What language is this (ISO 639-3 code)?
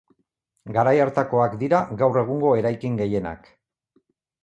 eus